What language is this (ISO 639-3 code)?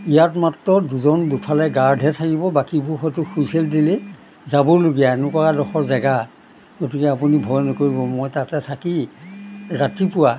asm